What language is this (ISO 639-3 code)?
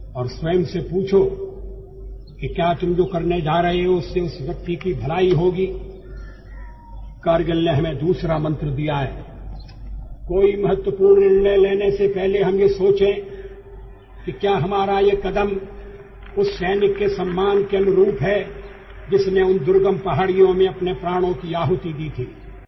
ben